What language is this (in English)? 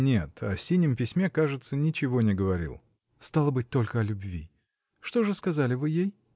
Russian